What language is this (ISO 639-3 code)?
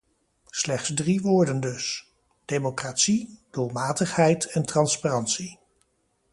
nld